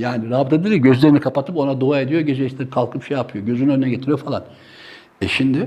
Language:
Turkish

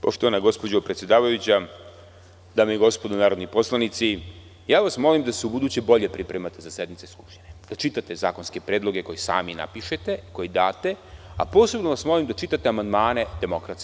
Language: Serbian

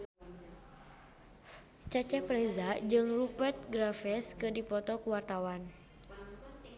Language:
Sundanese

